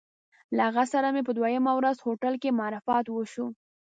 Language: Pashto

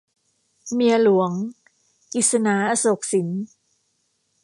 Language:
Thai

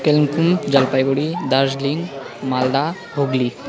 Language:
Nepali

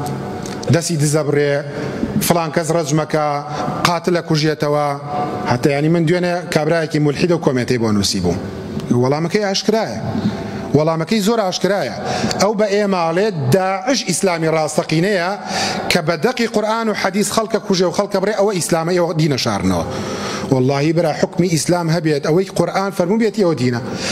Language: Arabic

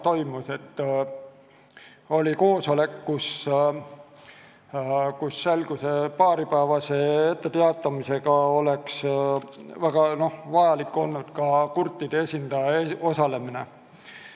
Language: Estonian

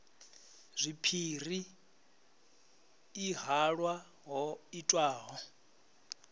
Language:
Venda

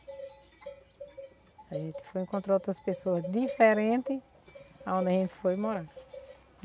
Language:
Portuguese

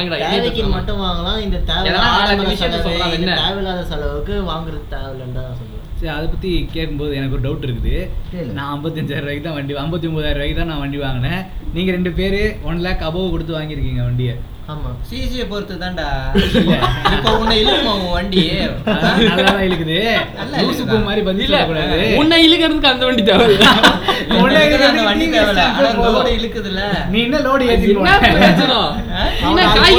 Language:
Tamil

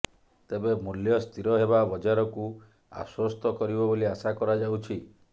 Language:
Odia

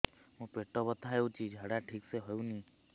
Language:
Odia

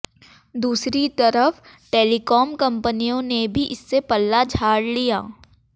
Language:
Hindi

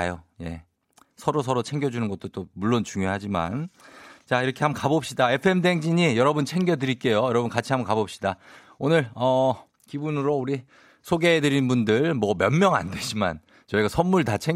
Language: Korean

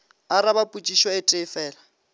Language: Northern Sotho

